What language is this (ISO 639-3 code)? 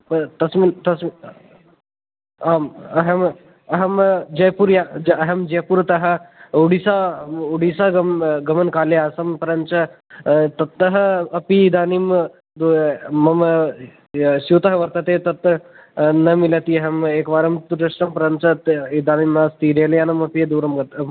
san